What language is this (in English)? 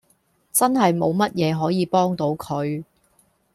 Cantonese